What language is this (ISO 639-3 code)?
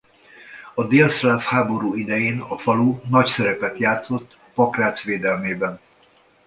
hun